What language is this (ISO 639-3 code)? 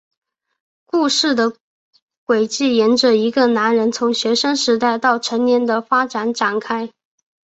zho